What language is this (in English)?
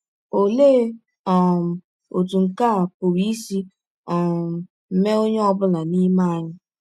Igbo